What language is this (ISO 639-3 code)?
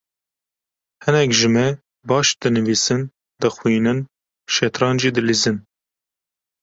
kur